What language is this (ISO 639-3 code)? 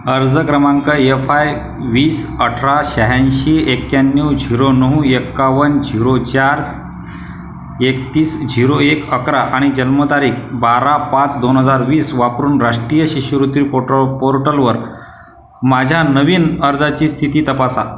mar